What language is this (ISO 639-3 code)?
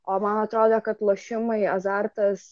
lit